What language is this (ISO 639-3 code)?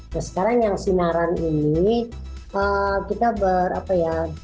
ind